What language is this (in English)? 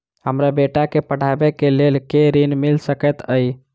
Maithili